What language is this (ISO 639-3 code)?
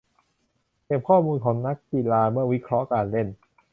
tha